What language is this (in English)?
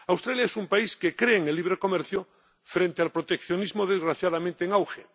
Spanish